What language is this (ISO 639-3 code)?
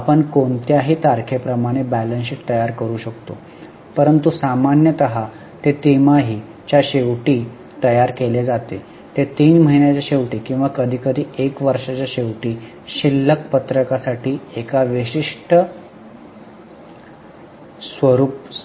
mar